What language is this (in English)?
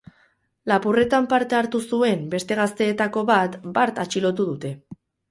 Basque